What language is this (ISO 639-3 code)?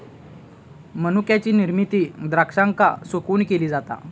mar